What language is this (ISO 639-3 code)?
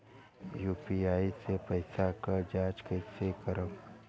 bho